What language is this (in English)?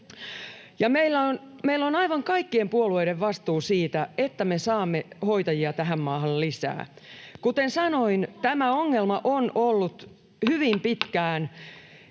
Finnish